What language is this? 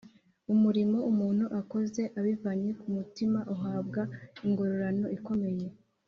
Kinyarwanda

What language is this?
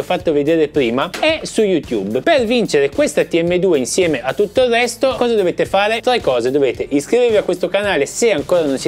Italian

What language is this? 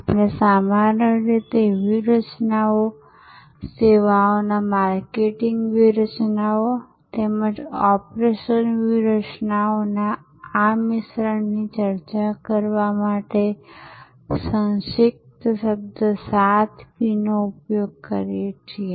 Gujarati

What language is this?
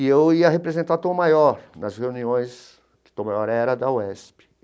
Portuguese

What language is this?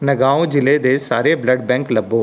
Punjabi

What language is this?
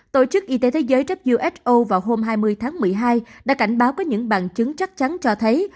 Vietnamese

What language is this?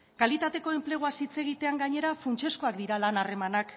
Basque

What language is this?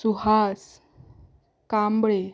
Konkani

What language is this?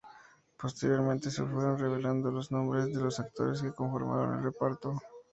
Spanish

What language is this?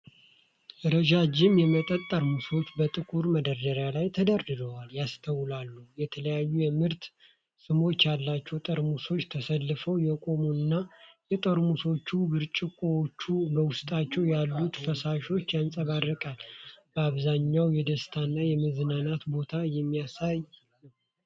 Amharic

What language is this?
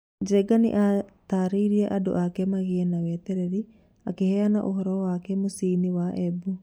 Kikuyu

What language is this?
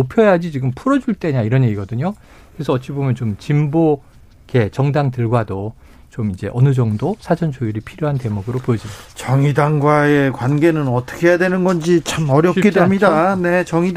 Korean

